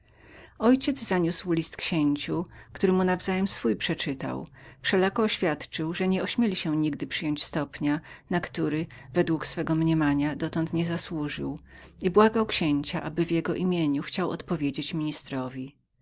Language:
Polish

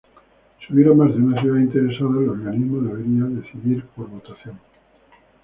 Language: Spanish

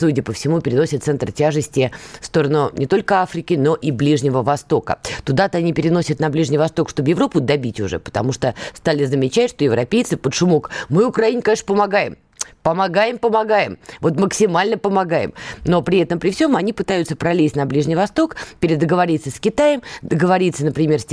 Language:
Russian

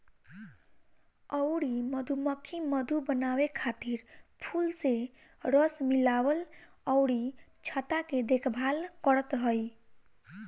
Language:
Bhojpuri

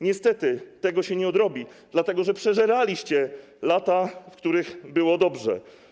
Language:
Polish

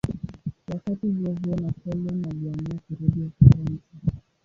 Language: Swahili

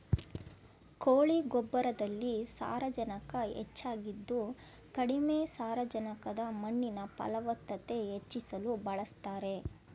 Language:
Kannada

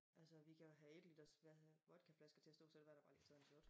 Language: Danish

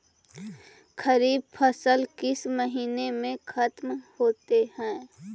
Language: Magahi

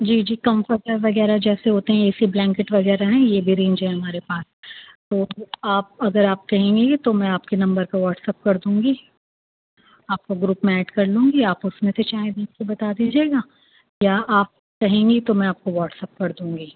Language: Urdu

